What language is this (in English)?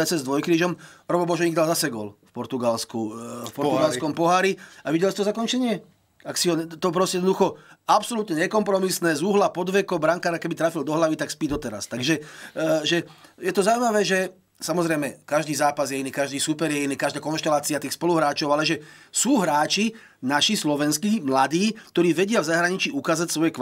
Slovak